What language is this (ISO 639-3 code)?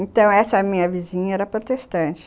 por